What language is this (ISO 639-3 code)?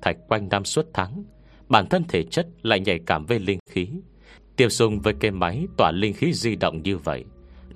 vie